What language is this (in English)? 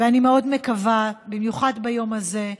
Hebrew